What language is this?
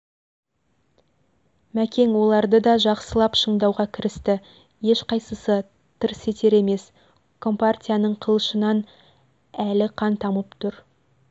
Kazakh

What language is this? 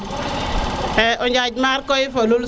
Serer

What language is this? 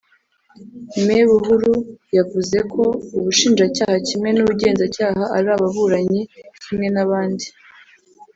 Kinyarwanda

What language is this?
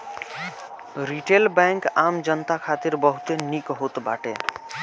Bhojpuri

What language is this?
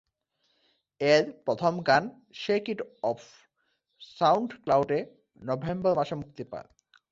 Bangla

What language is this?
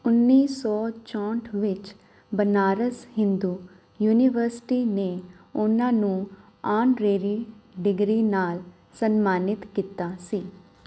Punjabi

